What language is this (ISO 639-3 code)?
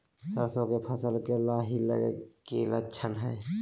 mag